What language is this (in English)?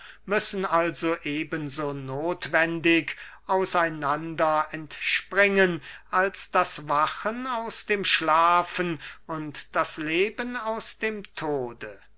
German